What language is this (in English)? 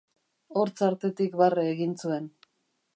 Basque